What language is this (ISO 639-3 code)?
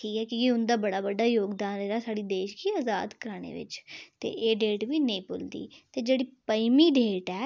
doi